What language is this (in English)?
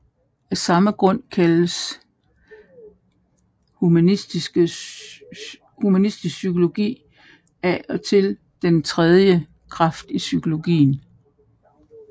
Danish